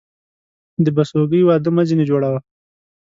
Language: Pashto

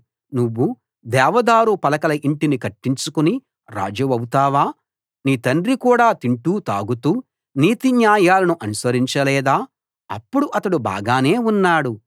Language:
Telugu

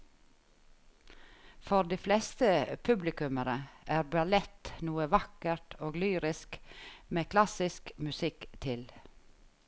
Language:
Norwegian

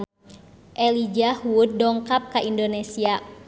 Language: Sundanese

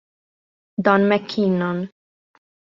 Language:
Italian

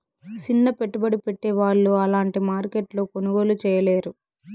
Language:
Telugu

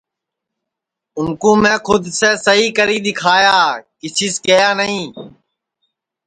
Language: Sansi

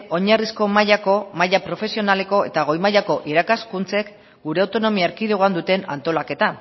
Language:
Basque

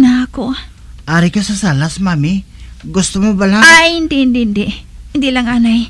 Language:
Filipino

